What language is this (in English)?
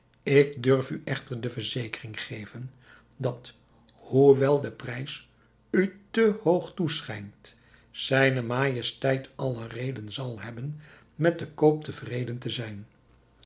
Dutch